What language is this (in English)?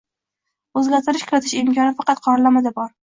Uzbek